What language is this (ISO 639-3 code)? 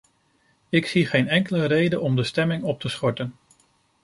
nld